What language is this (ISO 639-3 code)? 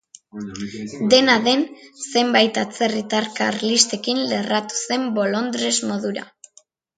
eus